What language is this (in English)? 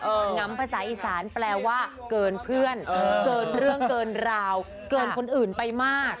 Thai